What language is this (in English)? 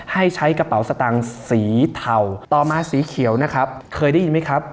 Thai